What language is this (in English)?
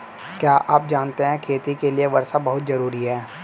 Hindi